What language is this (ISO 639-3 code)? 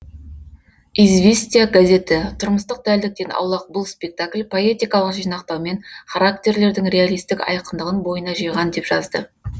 kaz